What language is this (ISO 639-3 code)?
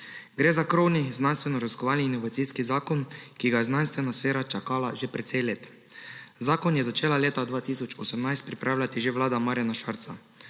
slv